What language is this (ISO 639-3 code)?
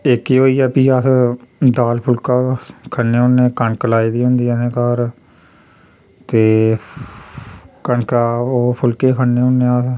doi